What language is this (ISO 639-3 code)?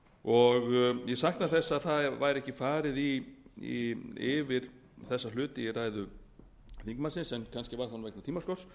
isl